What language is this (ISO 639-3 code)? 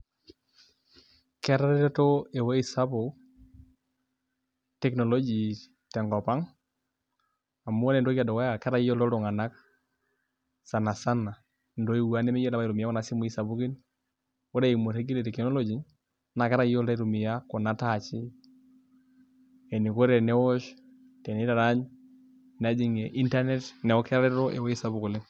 mas